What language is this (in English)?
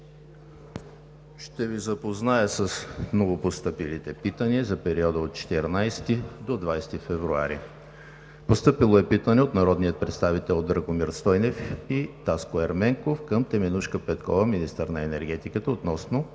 Bulgarian